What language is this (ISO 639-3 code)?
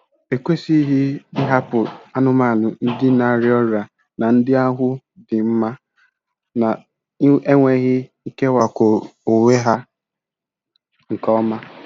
ibo